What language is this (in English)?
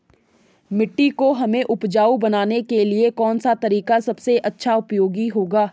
Hindi